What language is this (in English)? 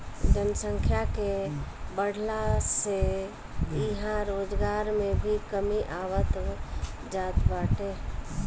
Bhojpuri